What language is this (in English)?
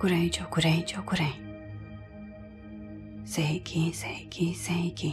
Romanian